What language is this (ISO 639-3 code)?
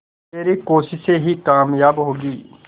hin